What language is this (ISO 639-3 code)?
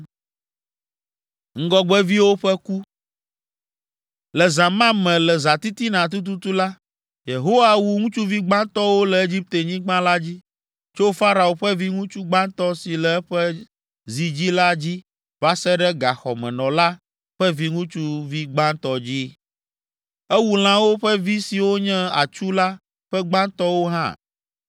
ewe